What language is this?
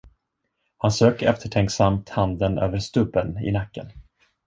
Swedish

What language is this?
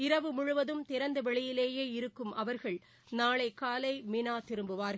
Tamil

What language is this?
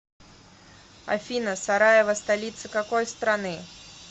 Russian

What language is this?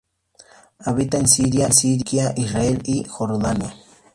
Spanish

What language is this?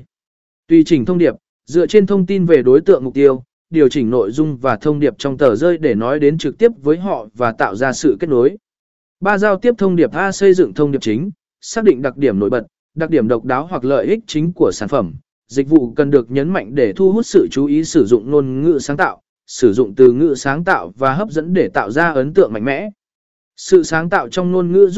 Vietnamese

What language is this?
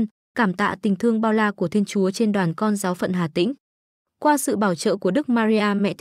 Vietnamese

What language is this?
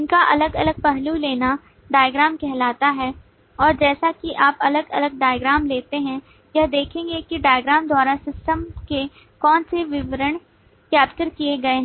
Hindi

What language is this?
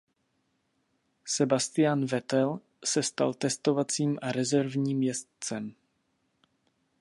Czech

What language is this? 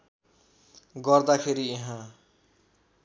Nepali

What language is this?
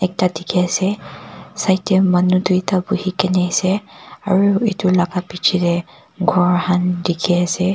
Naga Pidgin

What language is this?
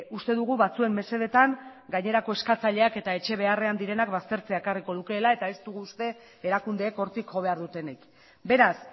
Basque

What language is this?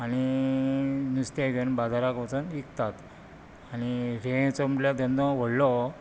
Konkani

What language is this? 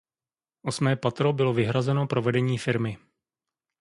Czech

